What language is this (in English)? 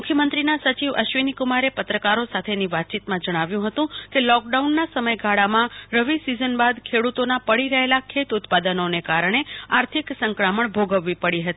Gujarati